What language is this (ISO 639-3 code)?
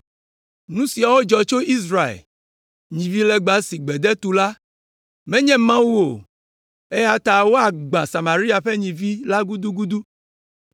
ewe